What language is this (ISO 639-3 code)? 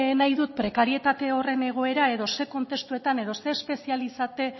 eus